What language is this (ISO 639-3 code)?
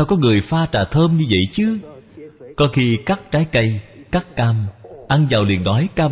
vie